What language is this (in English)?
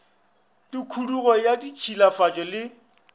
Northern Sotho